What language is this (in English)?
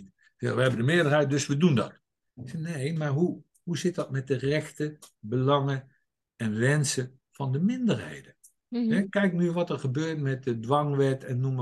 Dutch